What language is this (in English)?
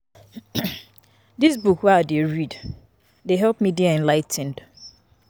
Nigerian Pidgin